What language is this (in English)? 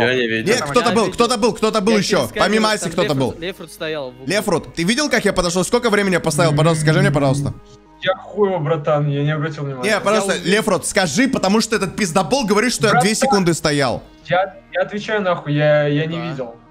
Russian